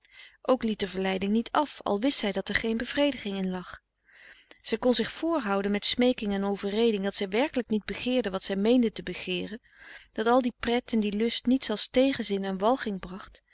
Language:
Dutch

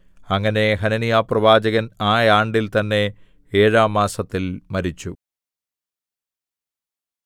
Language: Malayalam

